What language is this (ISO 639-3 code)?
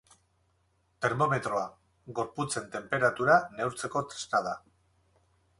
eus